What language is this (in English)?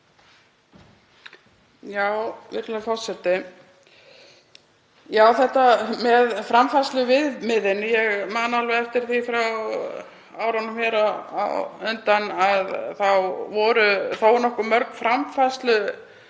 Icelandic